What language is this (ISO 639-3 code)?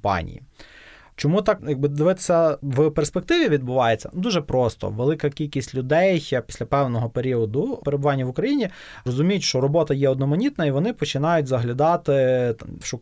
ukr